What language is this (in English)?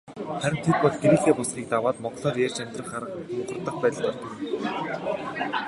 Mongolian